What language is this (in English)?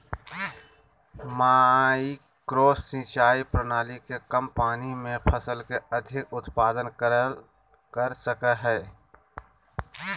Magahi